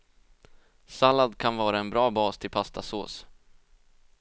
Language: Swedish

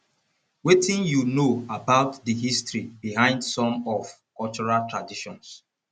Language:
Nigerian Pidgin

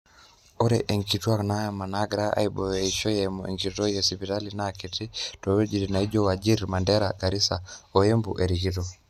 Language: Masai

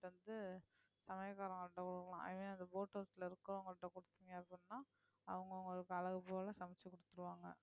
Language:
Tamil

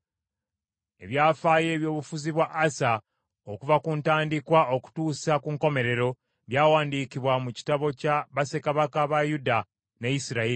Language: Ganda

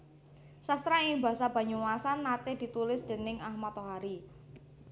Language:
Javanese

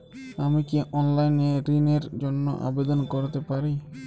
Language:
Bangla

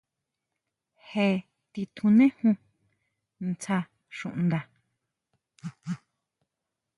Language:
Huautla Mazatec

